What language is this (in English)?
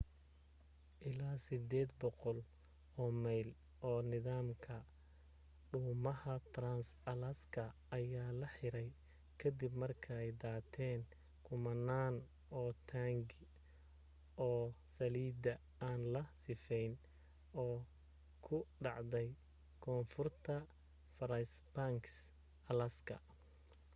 Somali